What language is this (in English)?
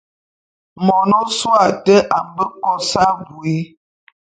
Bulu